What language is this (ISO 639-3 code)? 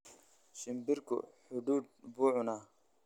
som